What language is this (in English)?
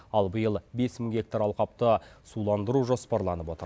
Kazakh